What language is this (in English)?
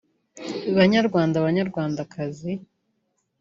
Kinyarwanda